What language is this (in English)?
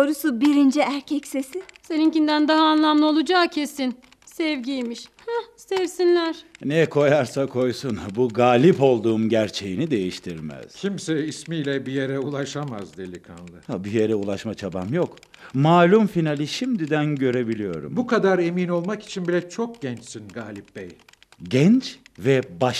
Turkish